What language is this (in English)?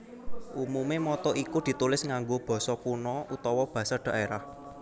Javanese